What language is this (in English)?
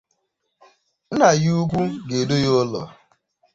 Igbo